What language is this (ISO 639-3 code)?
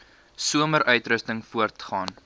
afr